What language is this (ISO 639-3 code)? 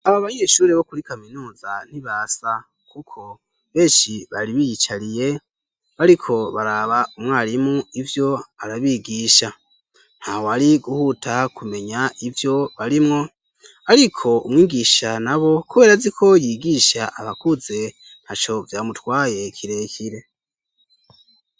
run